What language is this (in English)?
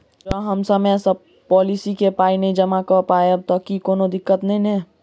Maithili